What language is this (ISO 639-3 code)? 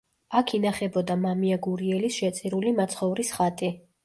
kat